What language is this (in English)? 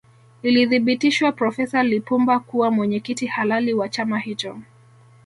Swahili